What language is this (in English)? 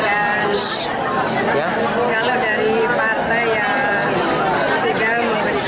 Indonesian